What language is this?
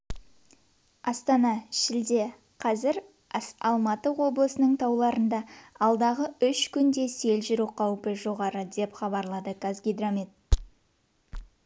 Kazakh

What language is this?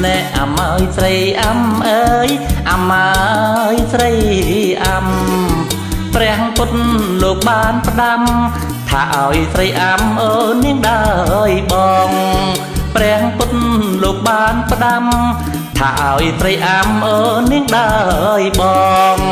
Thai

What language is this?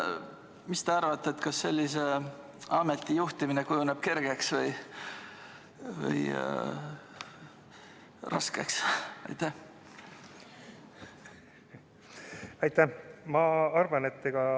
Estonian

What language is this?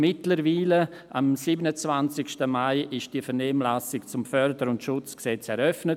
Swiss German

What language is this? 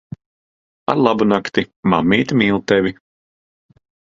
Latvian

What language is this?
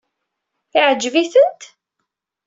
Kabyle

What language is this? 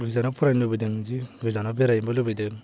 Bodo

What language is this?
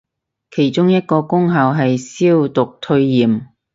Cantonese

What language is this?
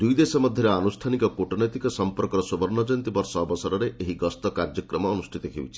Odia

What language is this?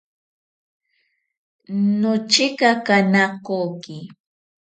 Ashéninka Perené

